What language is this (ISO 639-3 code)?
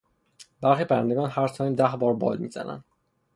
fas